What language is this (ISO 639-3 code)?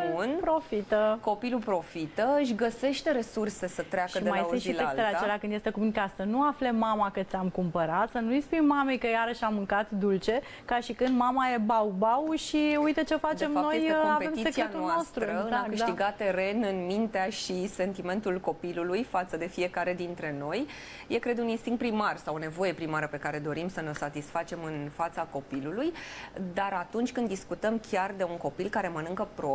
ron